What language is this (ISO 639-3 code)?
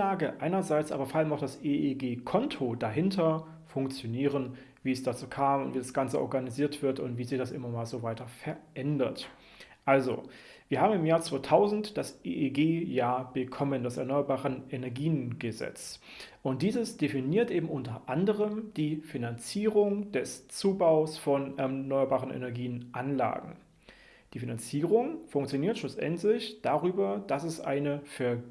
deu